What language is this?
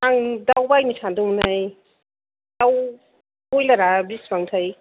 Bodo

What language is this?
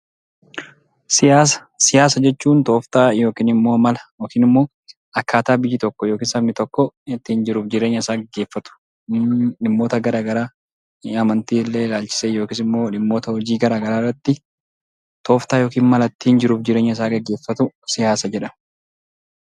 Oromo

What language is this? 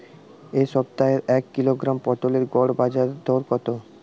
Bangla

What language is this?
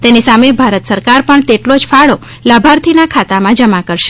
Gujarati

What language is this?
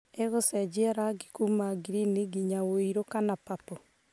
Kikuyu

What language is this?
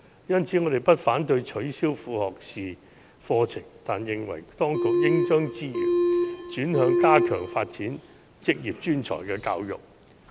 Cantonese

